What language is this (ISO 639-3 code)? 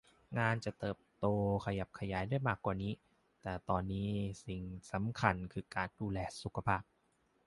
tha